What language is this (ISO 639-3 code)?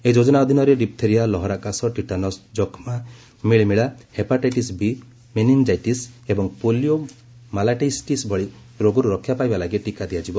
ori